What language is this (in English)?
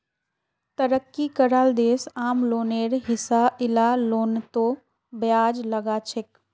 Magahi